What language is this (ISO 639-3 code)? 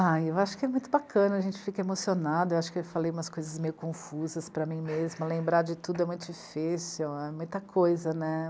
por